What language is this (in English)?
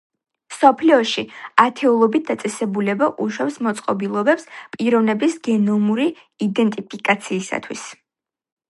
Georgian